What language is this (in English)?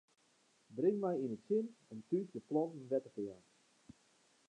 Western Frisian